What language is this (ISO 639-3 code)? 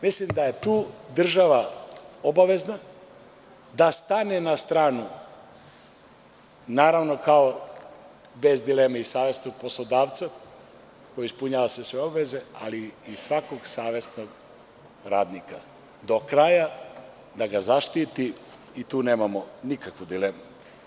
srp